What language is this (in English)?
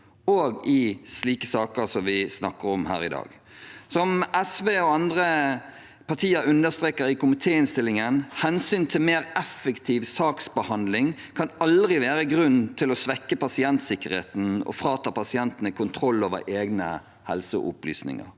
Norwegian